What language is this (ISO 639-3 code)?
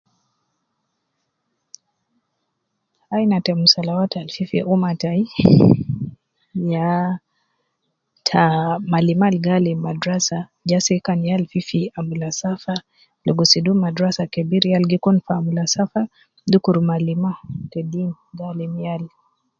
kcn